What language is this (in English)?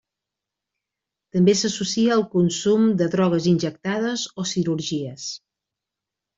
Catalan